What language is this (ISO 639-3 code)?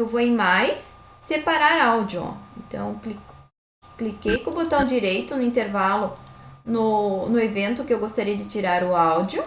por